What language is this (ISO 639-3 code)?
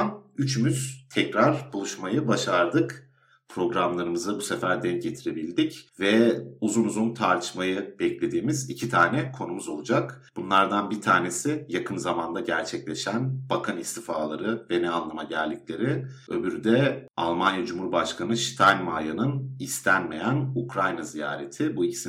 tur